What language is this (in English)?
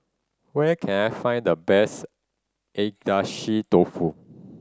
English